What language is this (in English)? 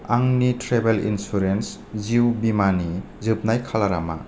Bodo